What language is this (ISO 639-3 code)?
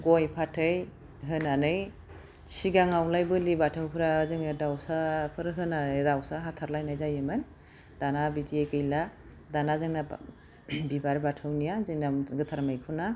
brx